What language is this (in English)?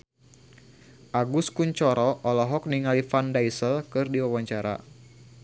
Sundanese